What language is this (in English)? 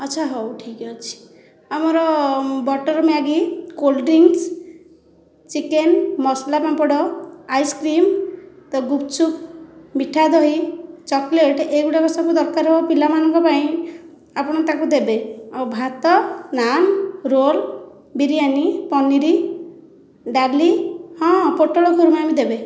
Odia